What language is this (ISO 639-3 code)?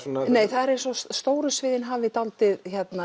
isl